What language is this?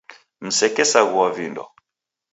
Taita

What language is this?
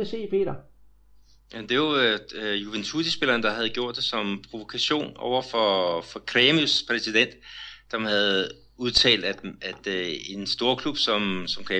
Danish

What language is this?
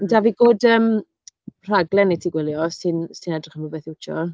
Welsh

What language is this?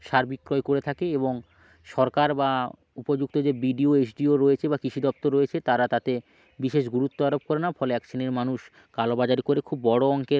Bangla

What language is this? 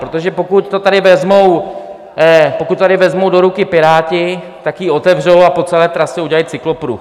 Czech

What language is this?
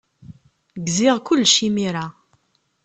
Kabyle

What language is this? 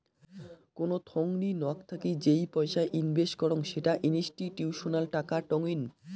Bangla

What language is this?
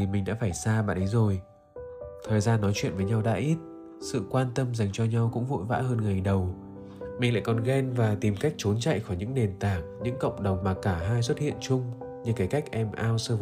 Vietnamese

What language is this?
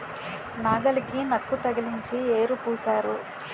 Telugu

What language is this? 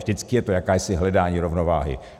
Czech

